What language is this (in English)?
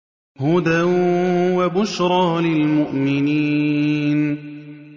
Arabic